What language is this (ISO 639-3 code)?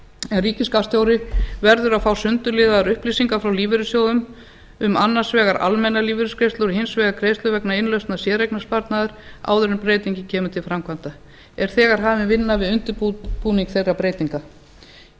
isl